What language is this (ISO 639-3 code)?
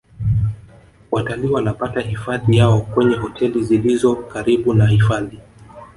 swa